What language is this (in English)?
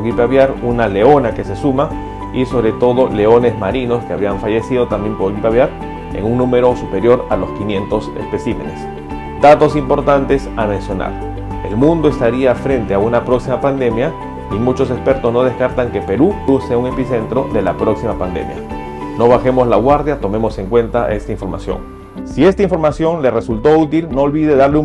Spanish